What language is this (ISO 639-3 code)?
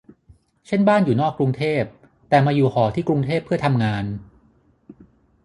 tha